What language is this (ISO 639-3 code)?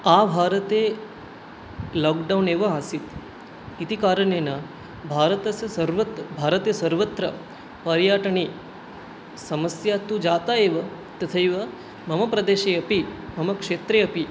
san